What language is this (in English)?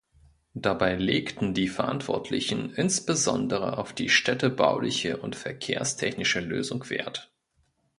German